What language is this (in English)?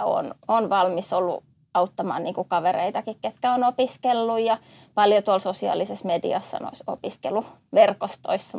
Finnish